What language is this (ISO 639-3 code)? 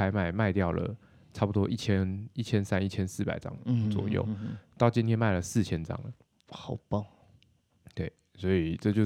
zho